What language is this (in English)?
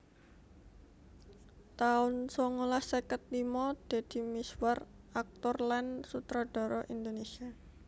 Javanese